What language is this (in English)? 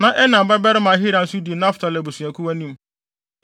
Akan